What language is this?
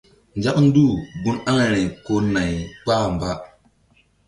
Mbum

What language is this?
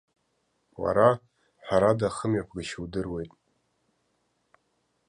Abkhazian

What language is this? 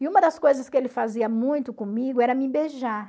Portuguese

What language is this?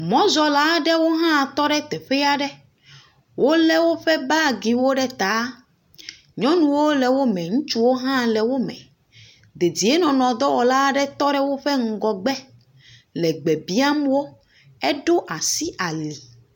Ewe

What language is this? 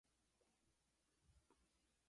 Japanese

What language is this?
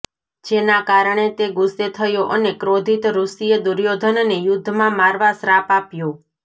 Gujarati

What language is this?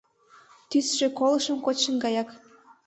Mari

